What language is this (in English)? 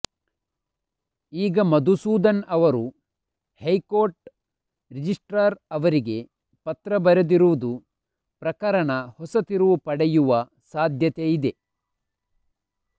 Kannada